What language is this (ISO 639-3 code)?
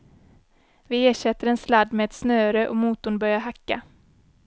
swe